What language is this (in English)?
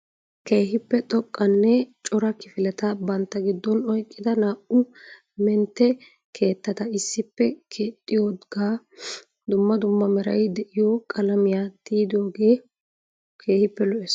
Wolaytta